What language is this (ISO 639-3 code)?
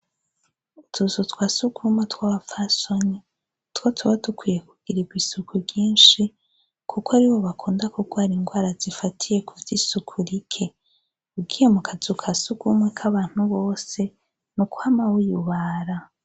run